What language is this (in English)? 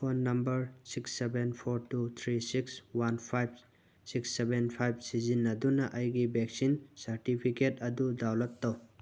Manipuri